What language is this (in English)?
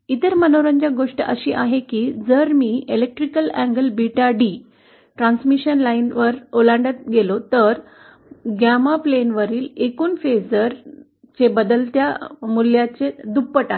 Marathi